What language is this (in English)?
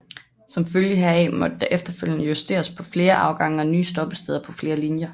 Danish